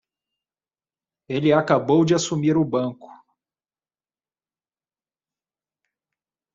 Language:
Portuguese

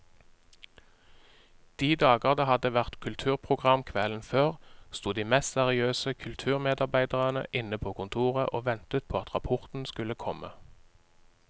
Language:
Norwegian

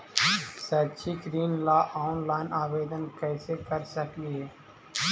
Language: Magahi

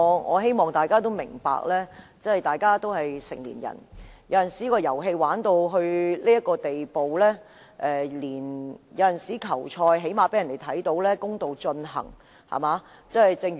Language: Cantonese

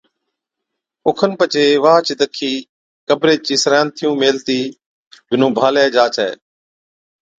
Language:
Od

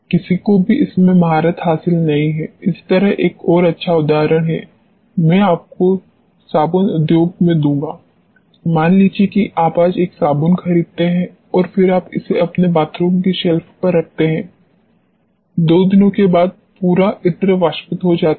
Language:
Hindi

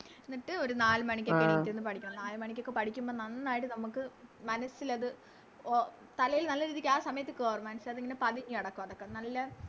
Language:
Malayalam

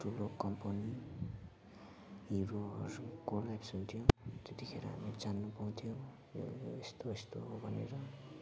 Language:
Nepali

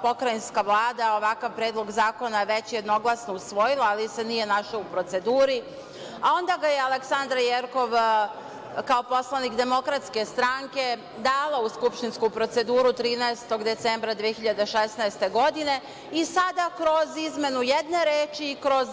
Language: Serbian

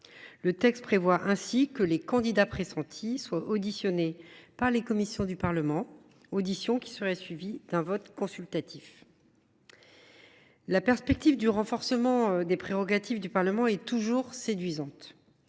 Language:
French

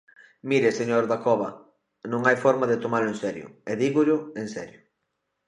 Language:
Galician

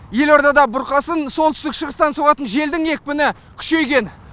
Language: Kazakh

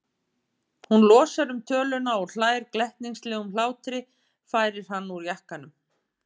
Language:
Icelandic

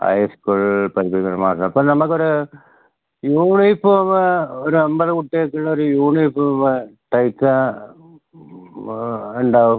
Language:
Malayalam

